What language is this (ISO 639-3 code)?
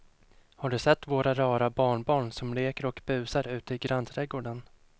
swe